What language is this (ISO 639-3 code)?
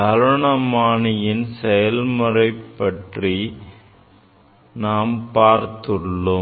tam